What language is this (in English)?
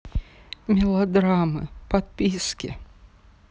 Russian